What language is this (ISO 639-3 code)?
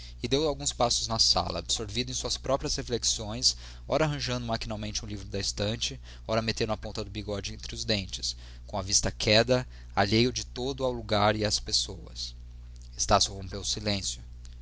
por